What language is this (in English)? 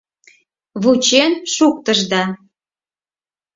Mari